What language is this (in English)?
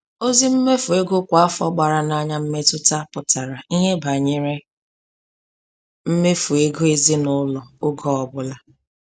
Igbo